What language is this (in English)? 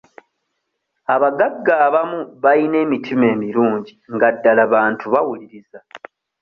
Ganda